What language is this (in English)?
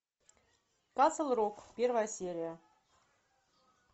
Russian